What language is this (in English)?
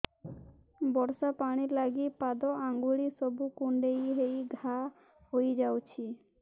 Odia